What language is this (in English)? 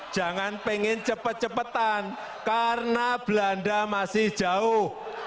Indonesian